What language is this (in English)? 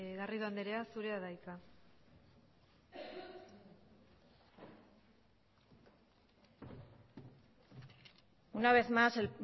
Basque